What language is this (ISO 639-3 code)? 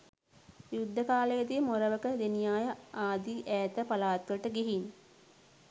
sin